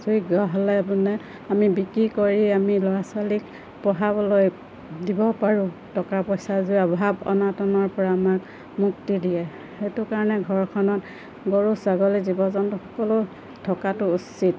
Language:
Assamese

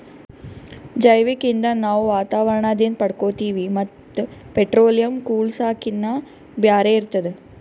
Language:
Kannada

